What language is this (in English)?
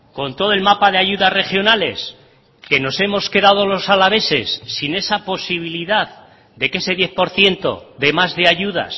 Spanish